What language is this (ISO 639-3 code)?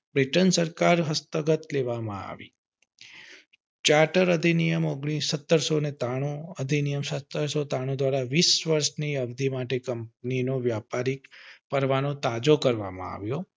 guj